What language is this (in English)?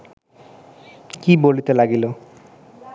Bangla